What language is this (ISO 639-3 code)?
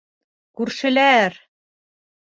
bak